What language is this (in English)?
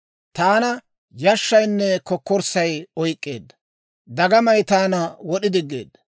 Dawro